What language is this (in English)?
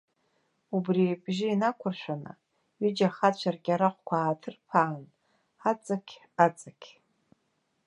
Abkhazian